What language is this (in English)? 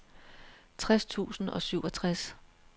Danish